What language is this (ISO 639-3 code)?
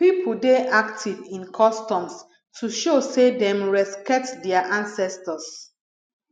pcm